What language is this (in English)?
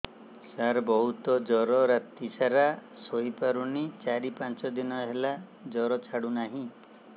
Odia